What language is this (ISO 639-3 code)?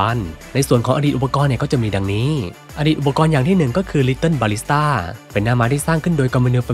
tha